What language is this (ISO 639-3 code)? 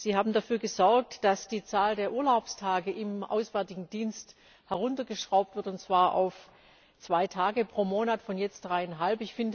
deu